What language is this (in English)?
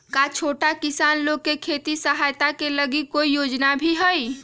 Magahi